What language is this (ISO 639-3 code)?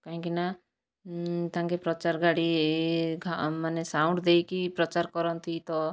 ori